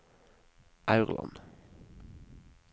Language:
Norwegian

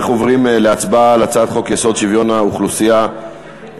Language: Hebrew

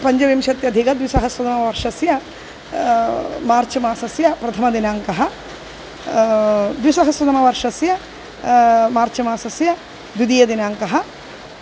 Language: Sanskrit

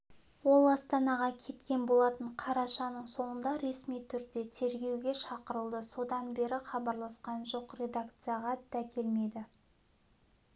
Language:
Kazakh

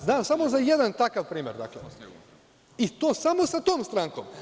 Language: Serbian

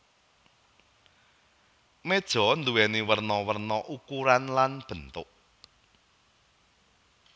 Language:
Javanese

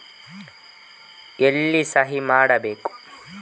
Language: Kannada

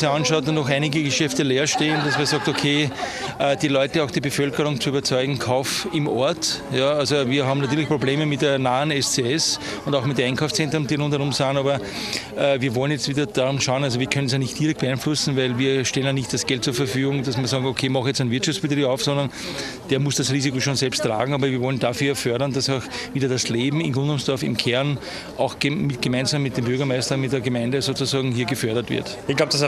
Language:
German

